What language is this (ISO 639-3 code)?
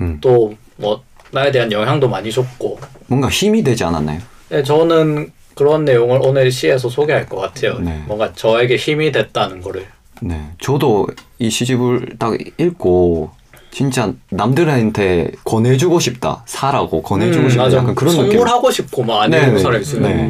kor